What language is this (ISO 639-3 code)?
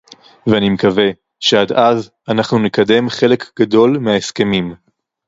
heb